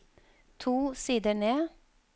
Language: Norwegian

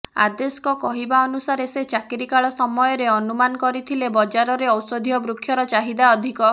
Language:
Odia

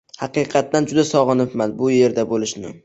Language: Uzbek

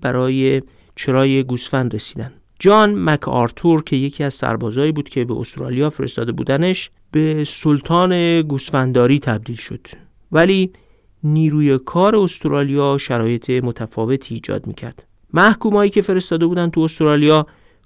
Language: Persian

